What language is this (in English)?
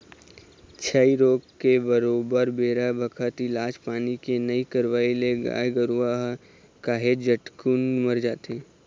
Chhattisgarhi